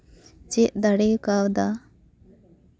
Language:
Santali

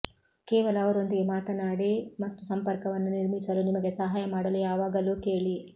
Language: Kannada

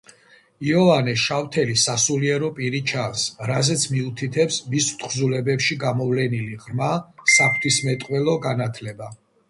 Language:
Georgian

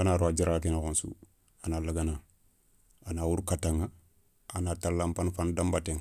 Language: Soninke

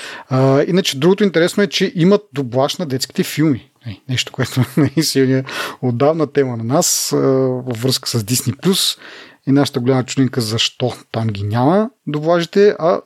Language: Bulgarian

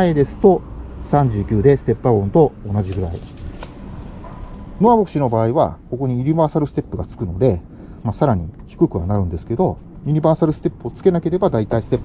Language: Japanese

